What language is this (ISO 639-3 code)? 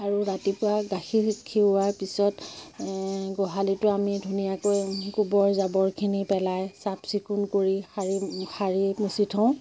asm